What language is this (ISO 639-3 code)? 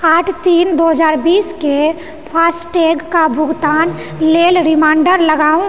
mai